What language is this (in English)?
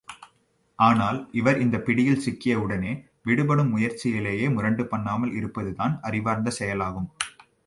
Tamil